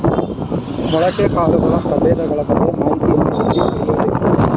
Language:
Kannada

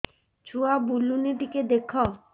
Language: Odia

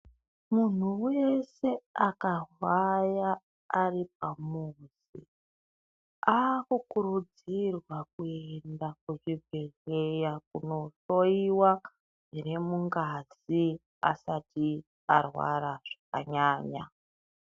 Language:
Ndau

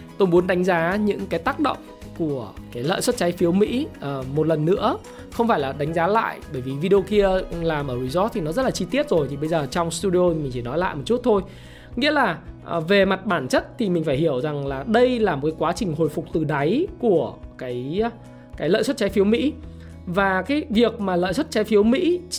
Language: Vietnamese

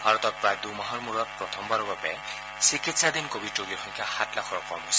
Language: Assamese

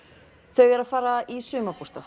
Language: Icelandic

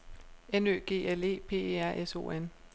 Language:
Danish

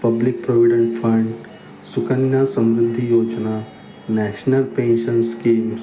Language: Marathi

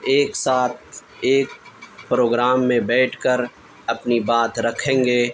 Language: Urdu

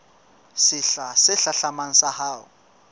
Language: Southern Sotho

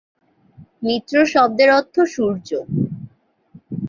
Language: Bangla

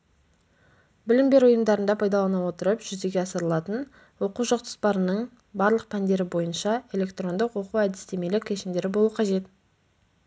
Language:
Kazakh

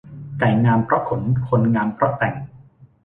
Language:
Thai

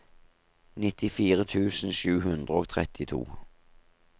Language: Norwegian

